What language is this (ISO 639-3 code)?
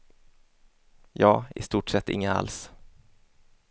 swe